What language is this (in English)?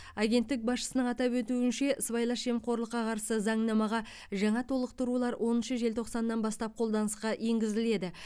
Kazakh